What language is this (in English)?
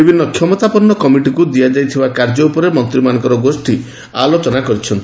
Odia